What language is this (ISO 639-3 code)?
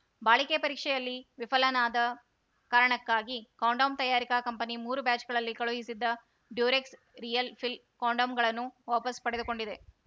kan